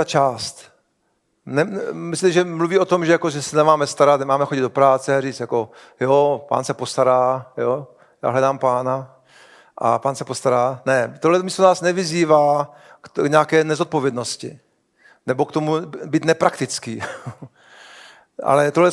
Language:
Czech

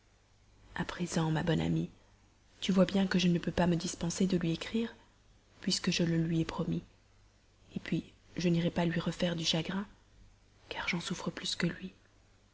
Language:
French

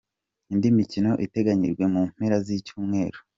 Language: Kinyarwanda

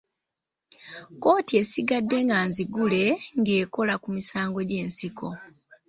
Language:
Ganda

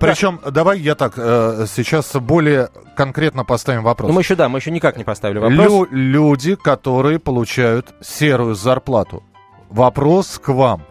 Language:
Russian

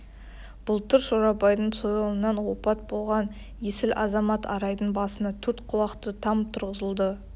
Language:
Kazakh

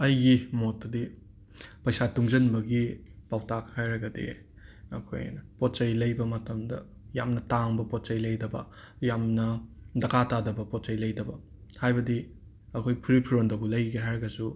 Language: Manipuri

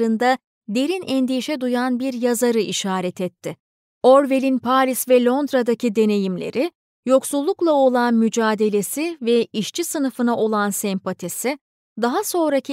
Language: Turkish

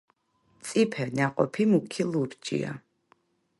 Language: Georgian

